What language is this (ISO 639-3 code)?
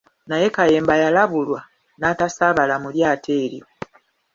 lug